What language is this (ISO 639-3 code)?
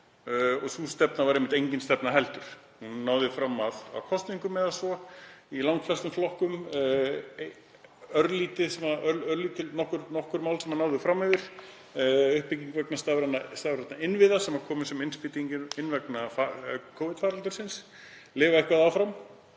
isl